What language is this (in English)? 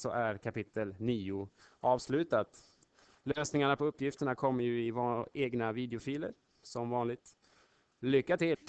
Swedish